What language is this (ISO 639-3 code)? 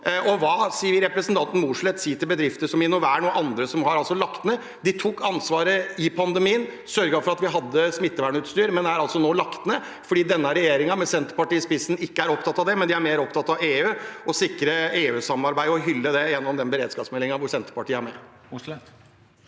nor